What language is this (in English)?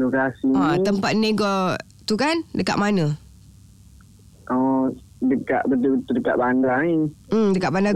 Malay